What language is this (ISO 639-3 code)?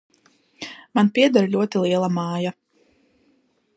lav